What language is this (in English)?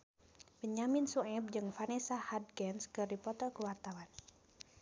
Sundanese